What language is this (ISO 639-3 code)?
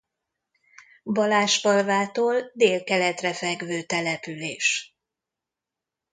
hun